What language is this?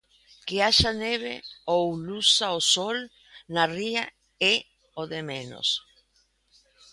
Galician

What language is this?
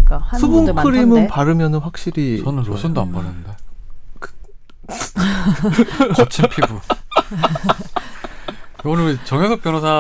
Korean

